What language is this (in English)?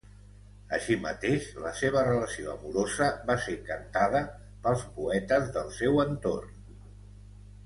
Catalan